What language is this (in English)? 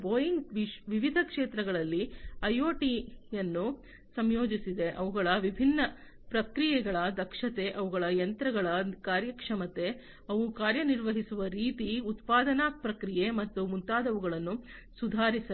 Kannada